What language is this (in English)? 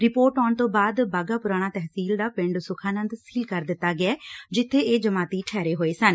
Punjabi